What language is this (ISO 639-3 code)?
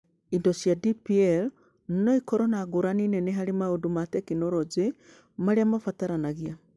kik